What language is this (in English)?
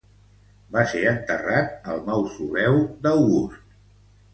Catalan